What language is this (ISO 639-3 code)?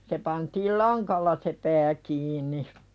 fin